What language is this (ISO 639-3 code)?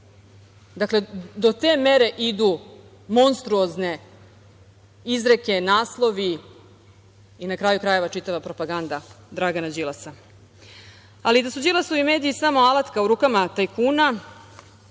srp